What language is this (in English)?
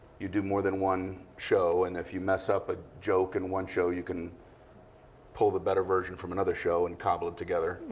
English